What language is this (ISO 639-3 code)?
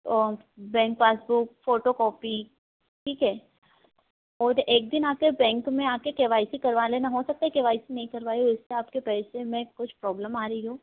hin